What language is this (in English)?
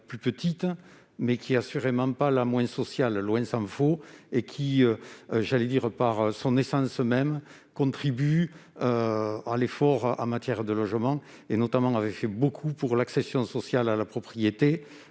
French